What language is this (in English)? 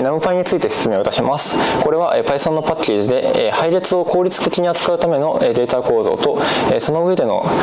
Japanese